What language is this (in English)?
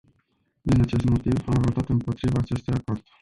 Romanian